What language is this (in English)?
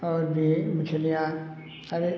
Hindi